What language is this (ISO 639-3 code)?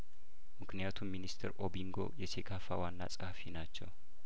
amh